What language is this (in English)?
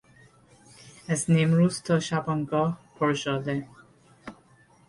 Persian